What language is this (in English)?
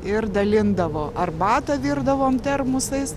Lithuanian